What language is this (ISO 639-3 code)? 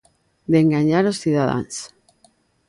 glg